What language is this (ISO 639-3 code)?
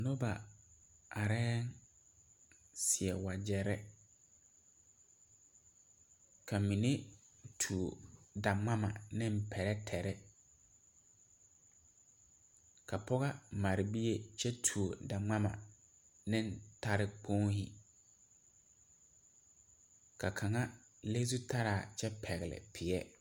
dga